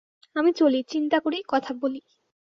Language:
Bangla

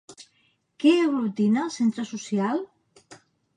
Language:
Catalan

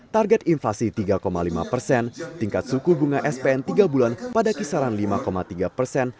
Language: Indonesian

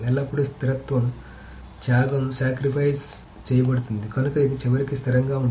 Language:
Telugu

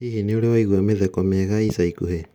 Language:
Kikuyu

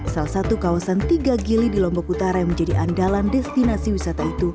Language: Indonesian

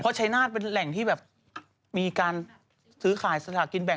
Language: Thai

